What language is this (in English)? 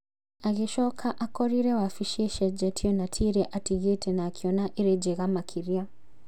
Kikuyu